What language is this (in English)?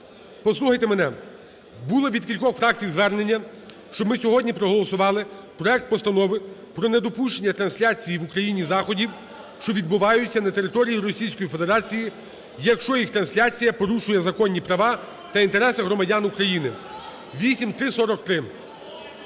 Ukrainian